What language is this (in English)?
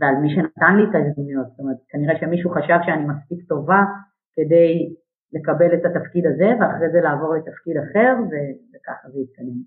Hebrew